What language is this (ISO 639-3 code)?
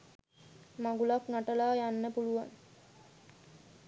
sin